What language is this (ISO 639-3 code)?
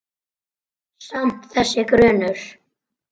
isl